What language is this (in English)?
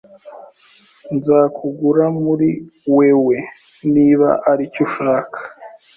Kinyarwanda